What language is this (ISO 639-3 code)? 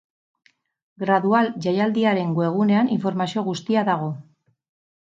eus